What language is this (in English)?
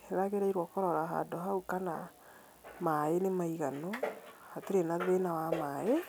Kikuyu